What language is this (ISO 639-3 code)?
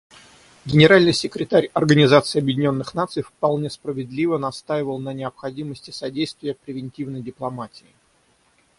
rus